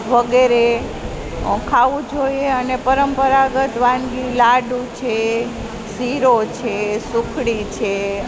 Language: Gujarati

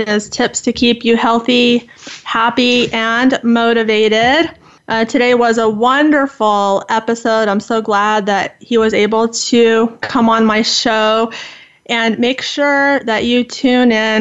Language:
English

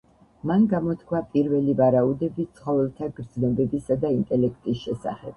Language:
Georgian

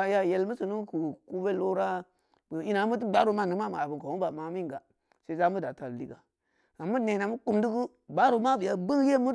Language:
Samba Leko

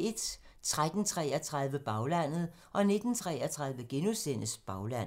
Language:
Danish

